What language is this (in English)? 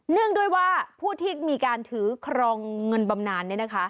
Thai